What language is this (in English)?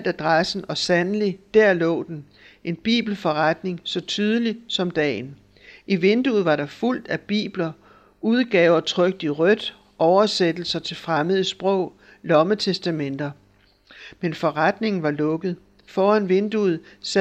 Danish